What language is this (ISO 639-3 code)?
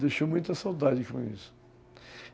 por